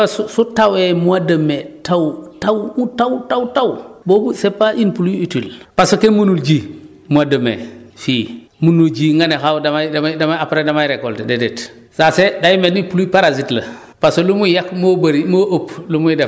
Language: Wolof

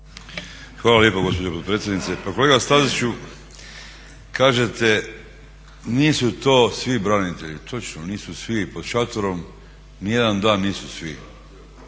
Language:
Croatian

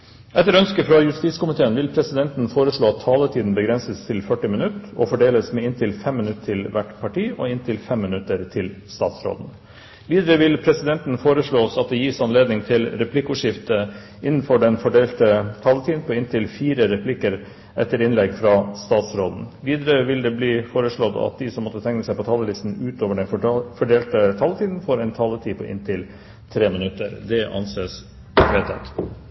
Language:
Norwegian Bokmål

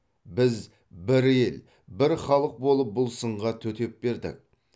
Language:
Kazakh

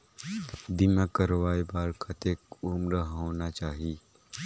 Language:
Chhattisgarhi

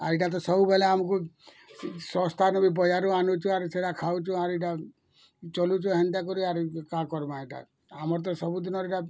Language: Odia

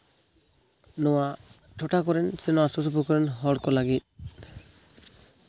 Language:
Santali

